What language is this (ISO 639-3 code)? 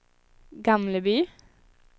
swe